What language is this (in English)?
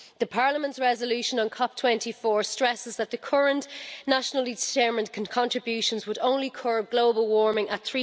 English